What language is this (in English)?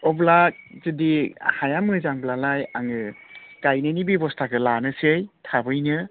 Bodo